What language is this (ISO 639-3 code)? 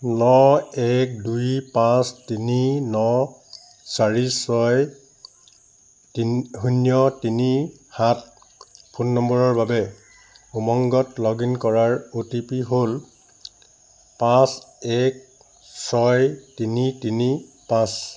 asm